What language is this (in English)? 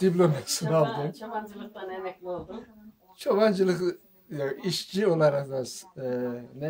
Turkish